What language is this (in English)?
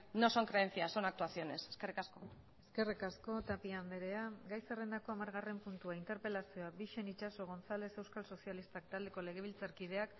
Basque